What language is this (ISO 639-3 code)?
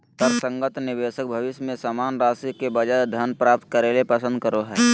mag